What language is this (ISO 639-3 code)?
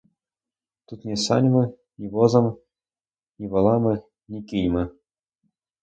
ukr